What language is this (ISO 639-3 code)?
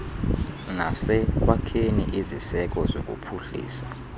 xho